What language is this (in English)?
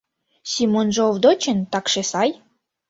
Mari